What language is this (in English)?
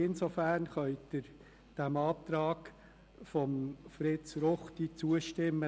Swiss German